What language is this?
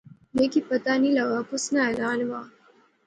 Pahari-Potwari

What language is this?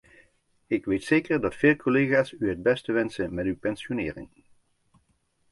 Dutch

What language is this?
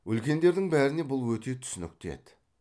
Kazakh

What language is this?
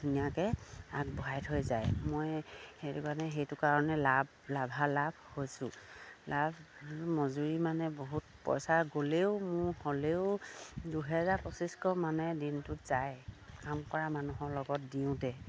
Assamese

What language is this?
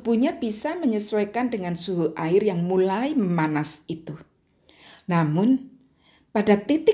Indonesian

